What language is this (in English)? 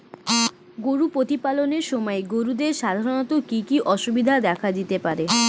Bangla